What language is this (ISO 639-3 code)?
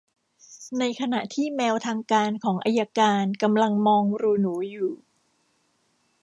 tha